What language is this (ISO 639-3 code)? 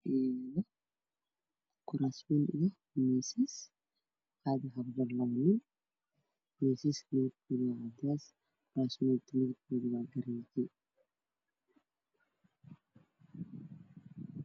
som